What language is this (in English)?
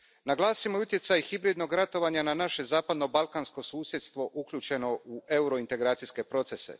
Croatian